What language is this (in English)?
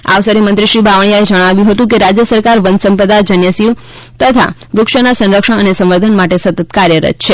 Gujarati